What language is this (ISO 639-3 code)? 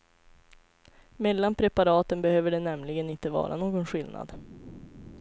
swe